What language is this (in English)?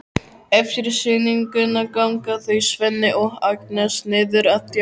Icelandic